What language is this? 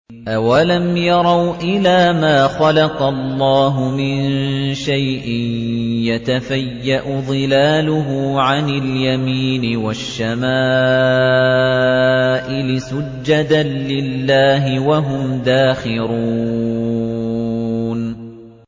Arabic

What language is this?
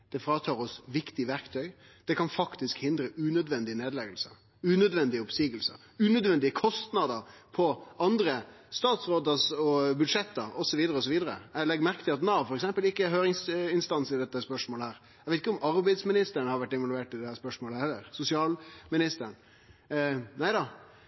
Norwegian Nynorsk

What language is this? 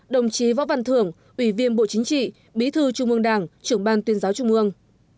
Vietnamese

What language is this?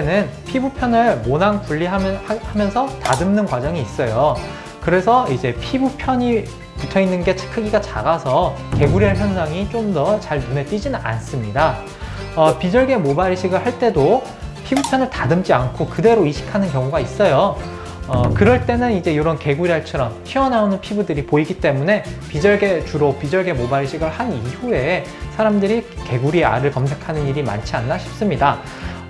Korean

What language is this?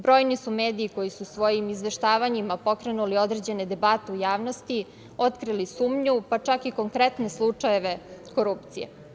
Serbian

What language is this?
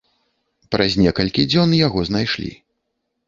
Belarusian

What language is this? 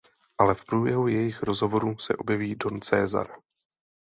Czech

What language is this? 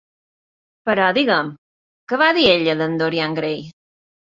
Catalan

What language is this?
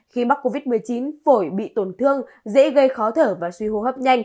Vietnamese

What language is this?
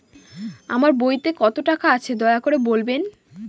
Bangla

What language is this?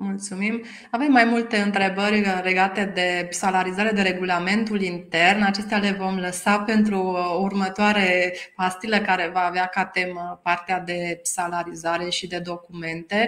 Romanian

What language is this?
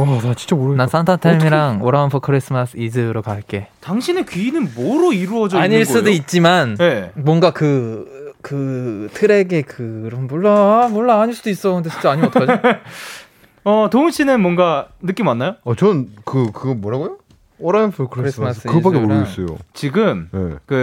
Korean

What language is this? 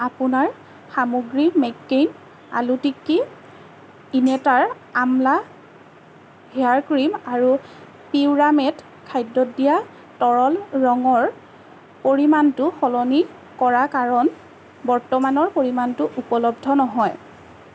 Assamese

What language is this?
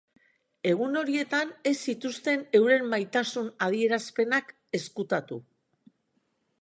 Basque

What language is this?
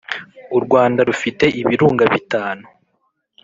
Kinyarwanda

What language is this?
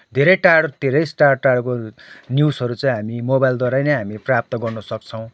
Nepali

